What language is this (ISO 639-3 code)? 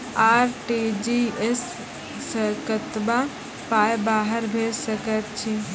mai